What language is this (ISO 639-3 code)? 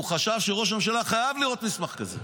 heb